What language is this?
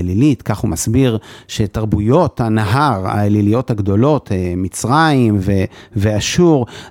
Hebrew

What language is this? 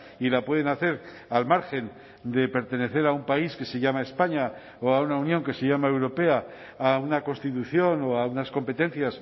Spanish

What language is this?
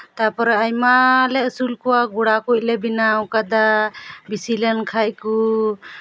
Santali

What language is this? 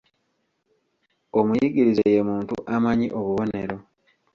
Ganda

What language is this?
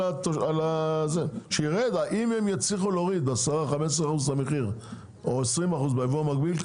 Hebrew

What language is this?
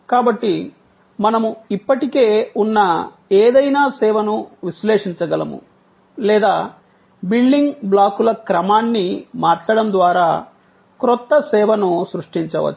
Telugu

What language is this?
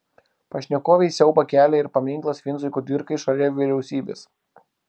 Lithuanian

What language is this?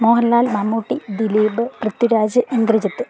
Malayalam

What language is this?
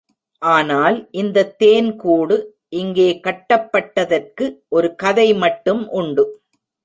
Tamil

